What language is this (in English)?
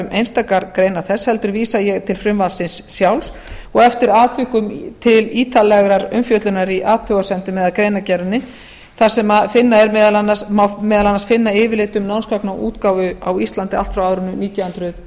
Icelandic